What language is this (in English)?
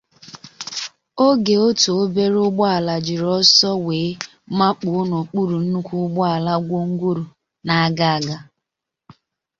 Igbo